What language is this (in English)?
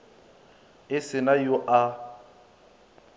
Northern Sotho